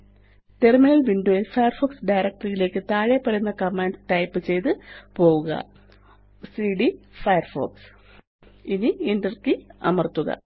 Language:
Malayalam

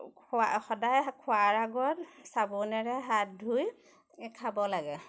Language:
Assamese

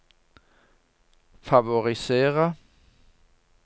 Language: Norwegian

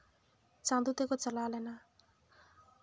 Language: Santali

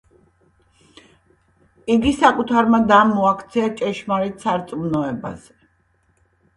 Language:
Georgian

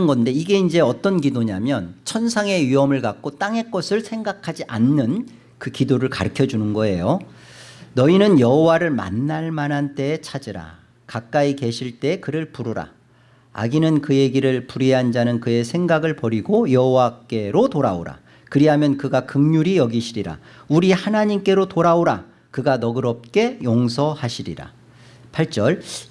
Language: Korean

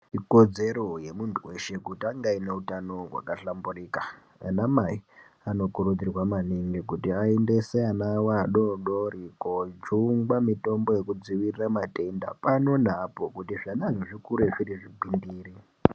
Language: Ndau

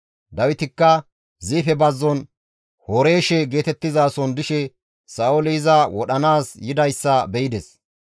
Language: Gamo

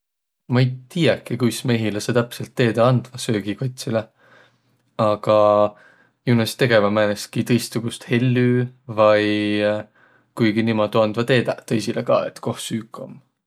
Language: Võro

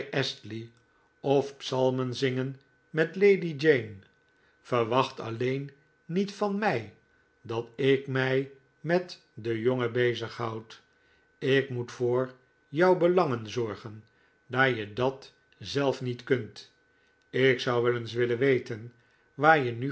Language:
Dutch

